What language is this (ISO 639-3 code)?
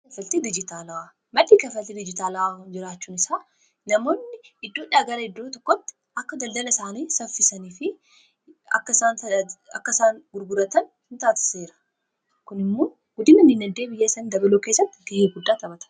orm